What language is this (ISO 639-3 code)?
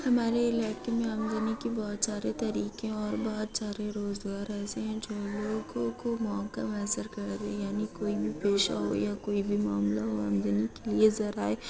urd